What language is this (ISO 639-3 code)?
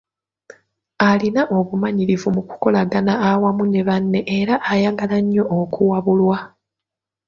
lug